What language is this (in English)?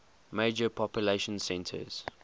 English